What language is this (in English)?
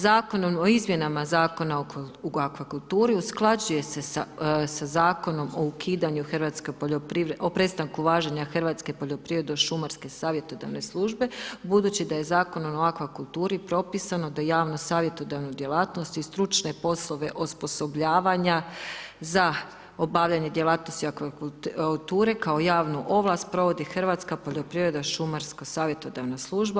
Croatian